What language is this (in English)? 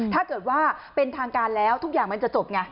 Thai